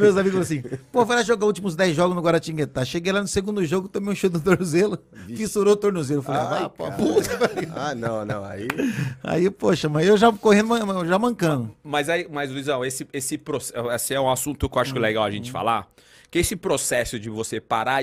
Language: Portuguese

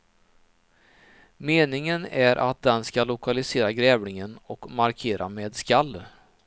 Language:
Swedish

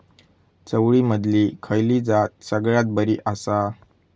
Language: Marathi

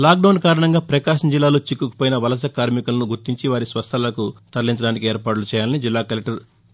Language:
Telugu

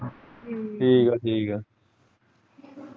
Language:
Punjabi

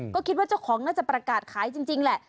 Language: Thai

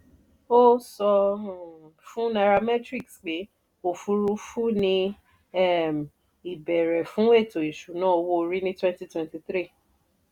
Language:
Yoruba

